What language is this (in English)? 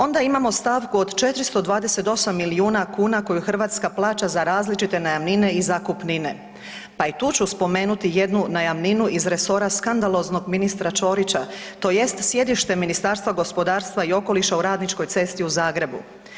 Croatian